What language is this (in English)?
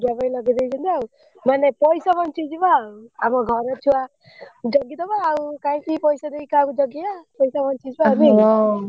Odia